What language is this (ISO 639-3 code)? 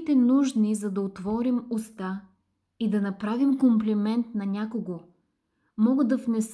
bul